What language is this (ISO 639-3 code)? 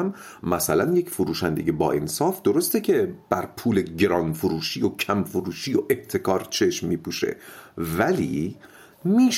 fas